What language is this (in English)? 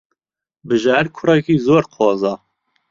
Central Kurdish